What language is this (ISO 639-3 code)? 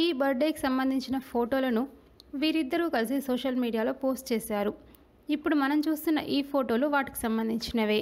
hin